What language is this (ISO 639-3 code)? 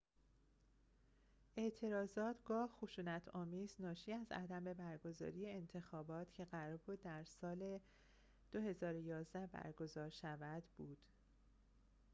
fas